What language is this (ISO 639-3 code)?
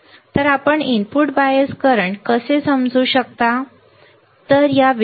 mar